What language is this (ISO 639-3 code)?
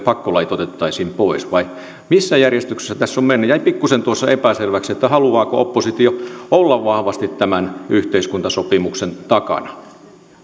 fin